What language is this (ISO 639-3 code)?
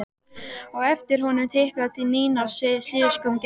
isl